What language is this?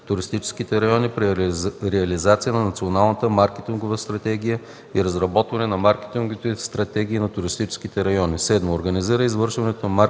Bulgarian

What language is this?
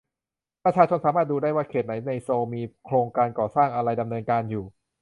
Thai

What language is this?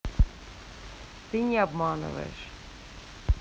Russian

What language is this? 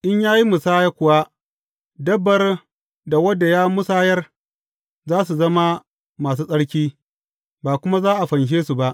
Hausa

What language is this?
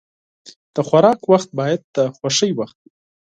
Pashto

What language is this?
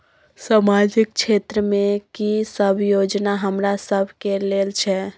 Maithili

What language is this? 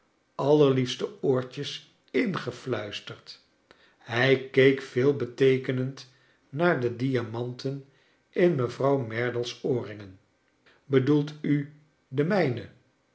Dutch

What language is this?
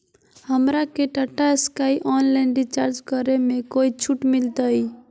Magahi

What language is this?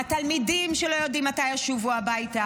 Hebrew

